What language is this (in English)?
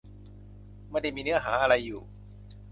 Thai